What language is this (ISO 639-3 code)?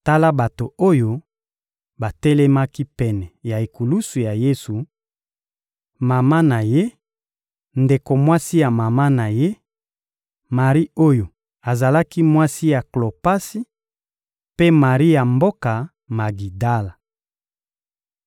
lin